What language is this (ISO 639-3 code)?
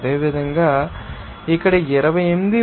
tel